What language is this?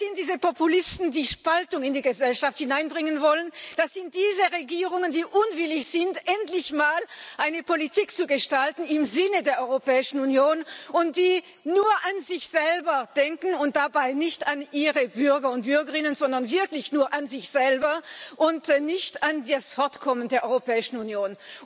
German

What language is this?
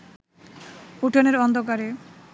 Bangla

